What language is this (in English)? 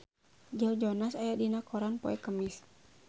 Sundanese